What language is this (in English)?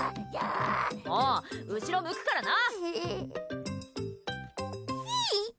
Japanese